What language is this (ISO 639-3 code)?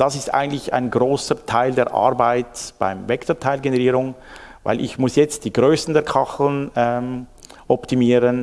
deu